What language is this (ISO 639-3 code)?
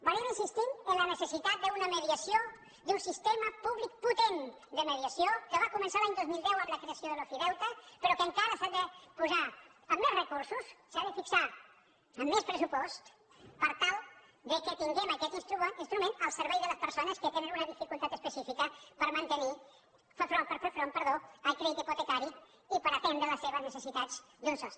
cat